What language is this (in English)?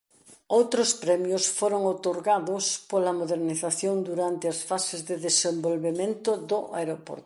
Galician